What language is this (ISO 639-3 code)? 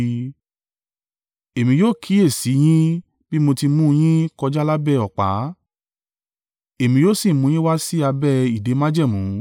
yor